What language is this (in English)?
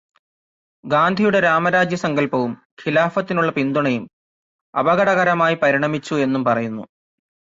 Malayalam